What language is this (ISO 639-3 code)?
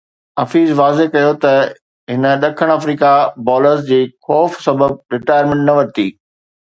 snd